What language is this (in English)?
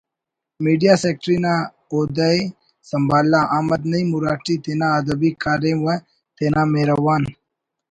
Brahui